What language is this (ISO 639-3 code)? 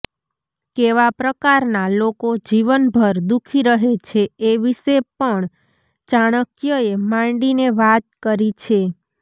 guj